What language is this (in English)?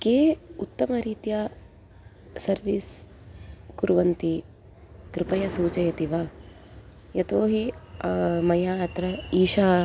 Sanskrit